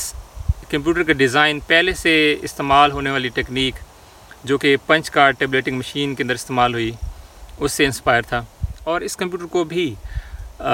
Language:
Urdu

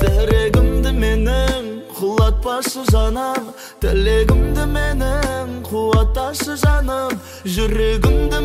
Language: Turkish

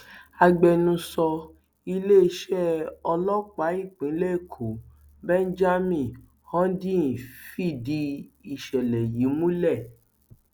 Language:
Yoruba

